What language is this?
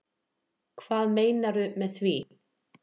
Icelandic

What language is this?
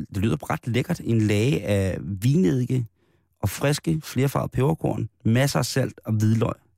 Danish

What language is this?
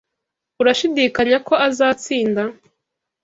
Kinyarwanda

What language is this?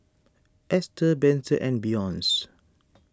English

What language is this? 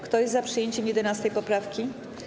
Polish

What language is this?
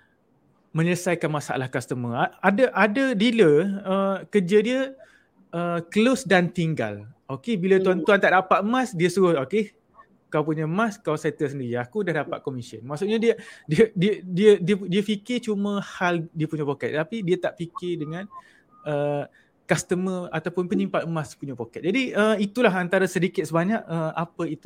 Malay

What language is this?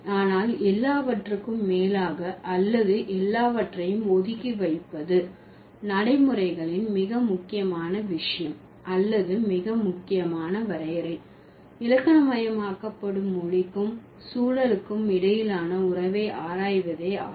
Tamil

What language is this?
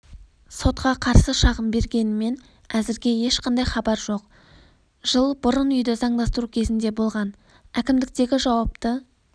Kazakh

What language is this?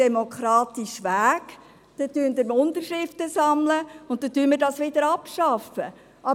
Swiss German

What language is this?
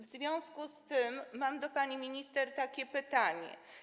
Polish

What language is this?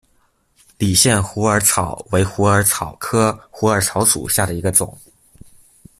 Chinese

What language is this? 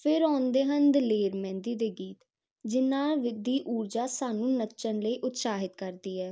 Punjabi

